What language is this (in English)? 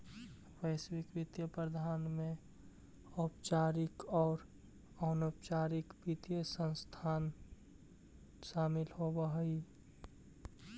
Magahi